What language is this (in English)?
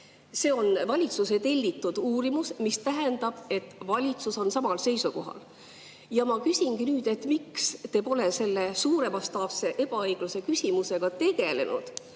Estonian